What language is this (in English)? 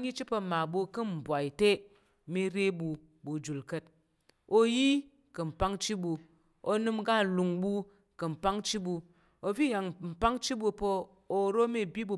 Tarok